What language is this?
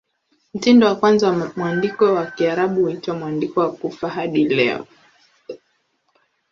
Swahili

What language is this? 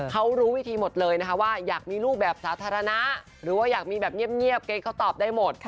Thai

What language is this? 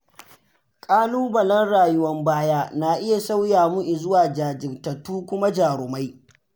Hausa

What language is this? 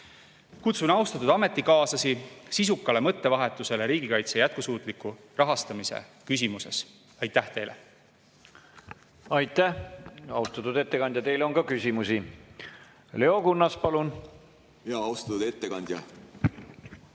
Estonian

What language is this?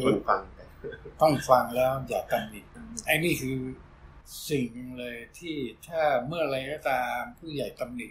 Thai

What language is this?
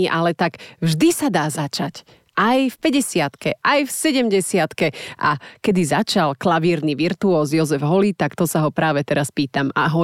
Slovak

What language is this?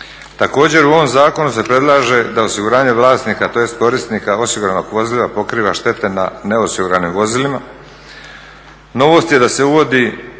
Croatian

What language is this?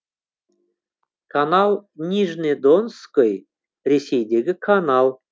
Kazakh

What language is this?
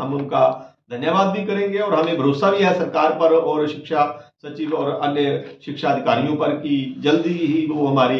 Hindi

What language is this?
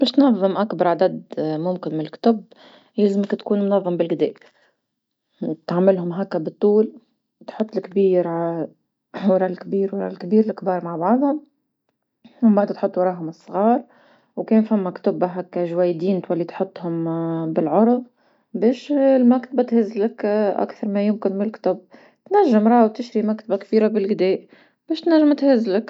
Tunisian Arabic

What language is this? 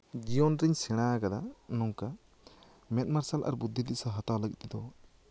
Santali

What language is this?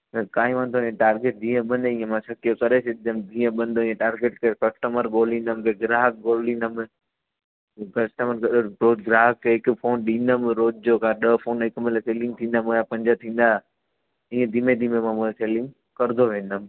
Sindhi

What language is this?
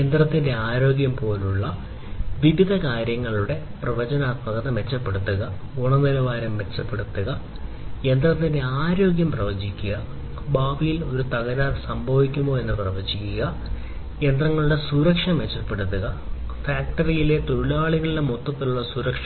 Malayalam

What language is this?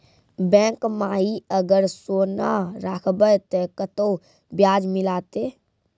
Maithili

